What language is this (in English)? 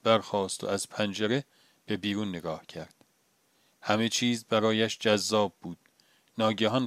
Persian